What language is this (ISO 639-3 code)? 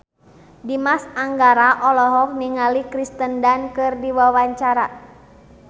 sun